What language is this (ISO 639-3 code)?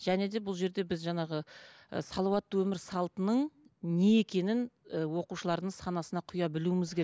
kaz